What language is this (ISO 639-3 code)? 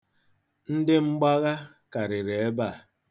ibo